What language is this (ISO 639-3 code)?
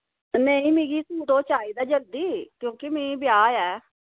doi